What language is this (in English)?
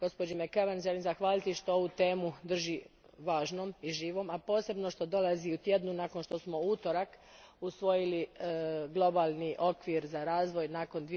Croatian